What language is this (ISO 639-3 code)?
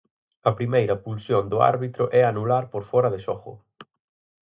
glg